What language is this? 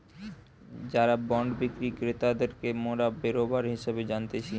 Bangla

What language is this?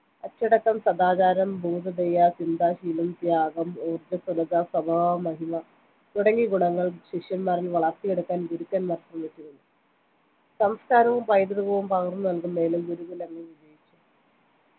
Malayalam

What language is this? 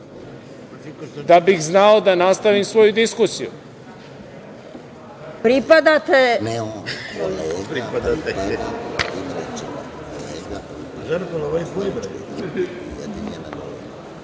Serbian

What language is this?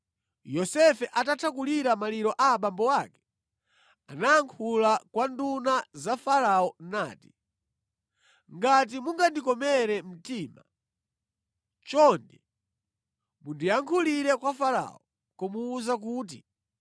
Nyanja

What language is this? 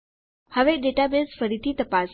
Gujarati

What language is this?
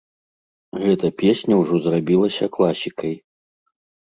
Belarusian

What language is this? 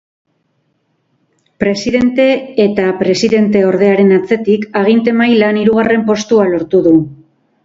Basque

